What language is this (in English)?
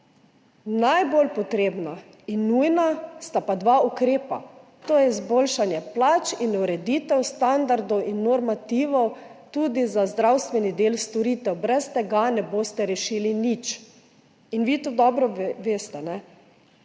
Slovenian